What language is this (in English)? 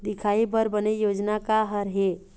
Chhattisgarhi